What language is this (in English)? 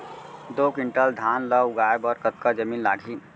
Chhattisgarhi